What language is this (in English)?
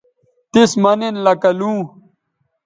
Bateri